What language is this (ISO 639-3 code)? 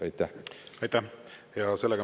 est